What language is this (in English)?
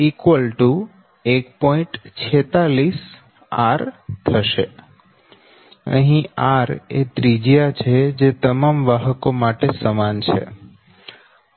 Gujarati